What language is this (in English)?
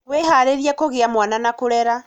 Kikuyu